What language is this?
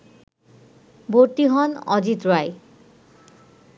Bangla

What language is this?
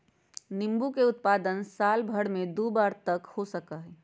Magahi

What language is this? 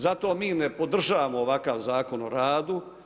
Croatian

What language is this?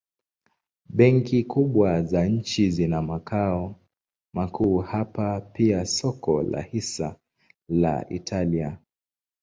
Swahili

